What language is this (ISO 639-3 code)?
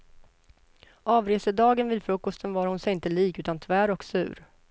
swe